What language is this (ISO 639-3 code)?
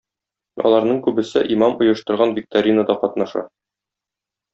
tat